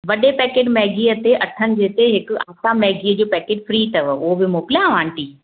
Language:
Sindhi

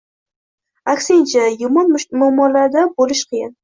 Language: Uzbek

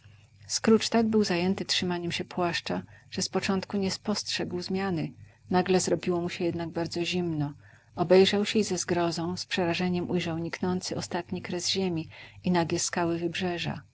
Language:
Polish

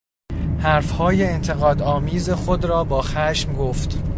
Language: Persian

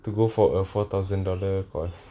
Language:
English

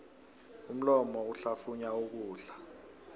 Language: South Ndebele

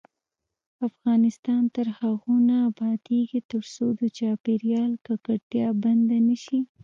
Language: Pashto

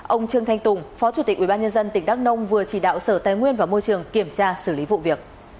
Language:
Vietnamese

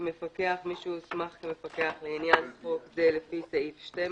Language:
Hebrew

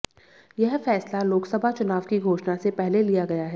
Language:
Hindi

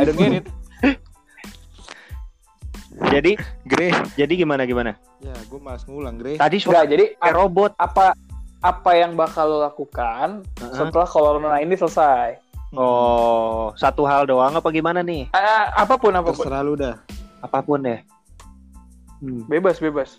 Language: Indonesian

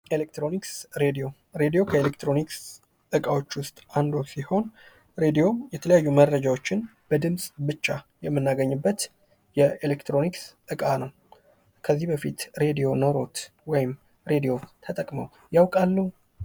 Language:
Amharic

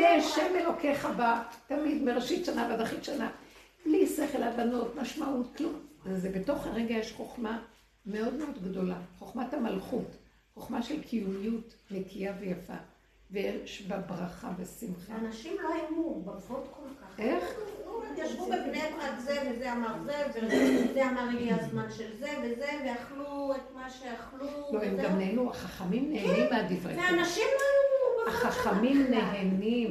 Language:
Hebrew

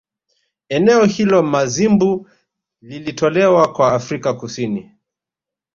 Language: Swahili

